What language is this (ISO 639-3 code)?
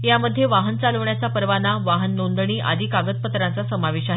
mar